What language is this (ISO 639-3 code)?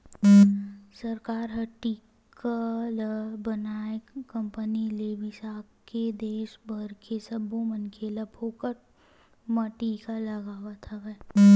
hne